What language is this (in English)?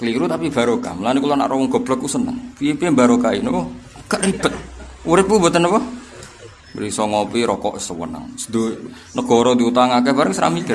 Indonesian